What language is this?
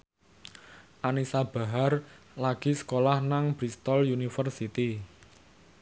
Javanese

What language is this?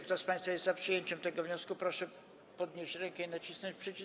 Polish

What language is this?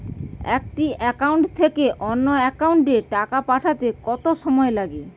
Bangla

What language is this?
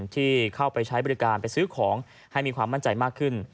Thai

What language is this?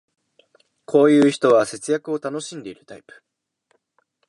Japanese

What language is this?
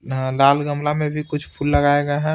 Hindi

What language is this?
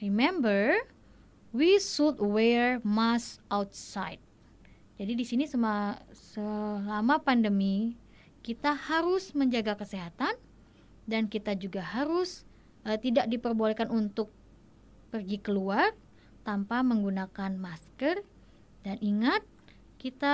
Indonesian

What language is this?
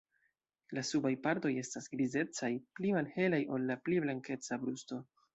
Esperanto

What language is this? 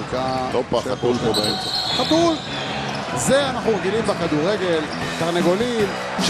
Hebrew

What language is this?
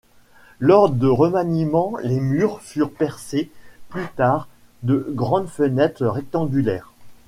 French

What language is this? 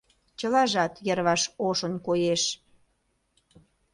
Mari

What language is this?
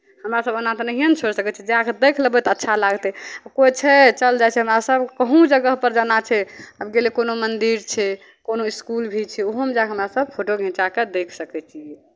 Maithili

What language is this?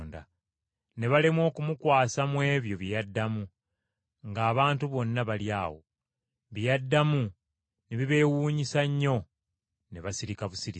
Ganda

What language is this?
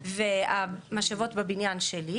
Hebrew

